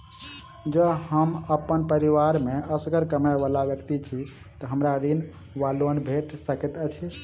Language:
Maithili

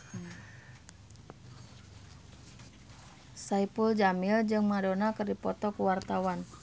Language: Sundanese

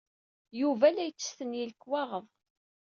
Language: Kabyle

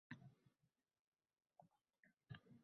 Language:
Uzbek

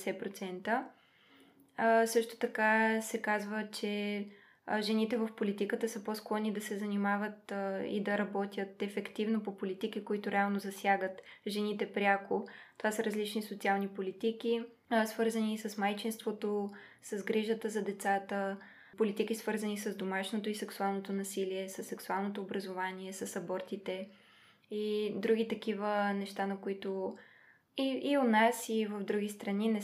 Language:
Bulgarian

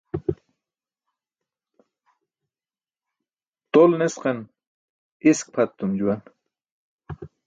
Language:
Burushaski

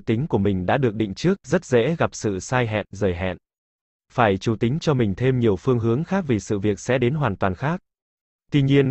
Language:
Vietnamese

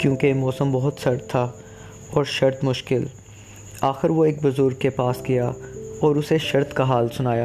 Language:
Urdu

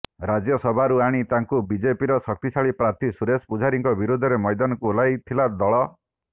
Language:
Odia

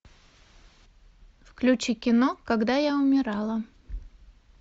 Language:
Russian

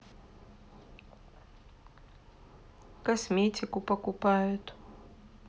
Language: Russian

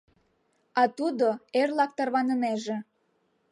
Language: Mari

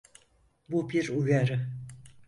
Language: Turkish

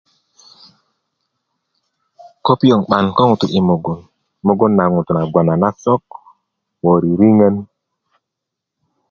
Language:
Kuku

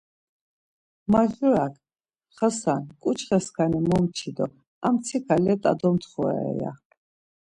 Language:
Laz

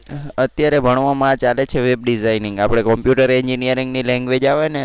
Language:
Gujarati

